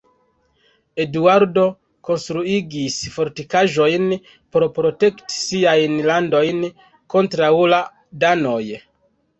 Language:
Esperanto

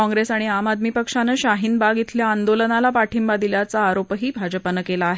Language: Marathi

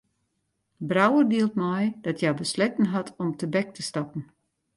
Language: Western Frisian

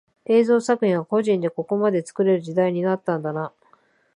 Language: Japanese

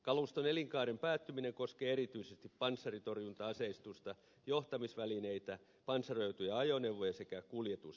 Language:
Finnish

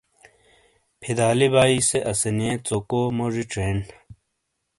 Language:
Shina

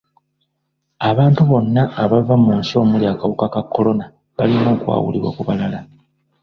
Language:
Ganda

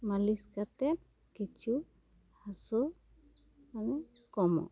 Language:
Santali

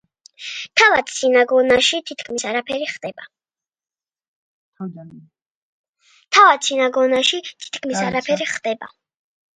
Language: Georgian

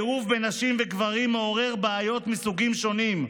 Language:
Hebrew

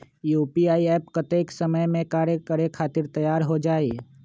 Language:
Magahi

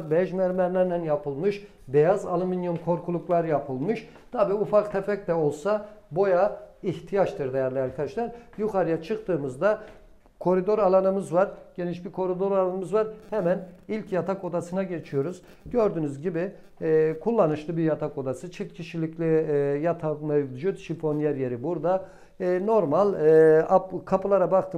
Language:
Turkish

